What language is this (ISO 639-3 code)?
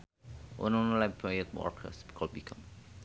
sun